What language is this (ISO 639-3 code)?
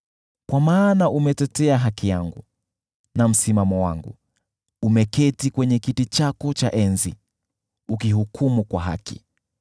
swa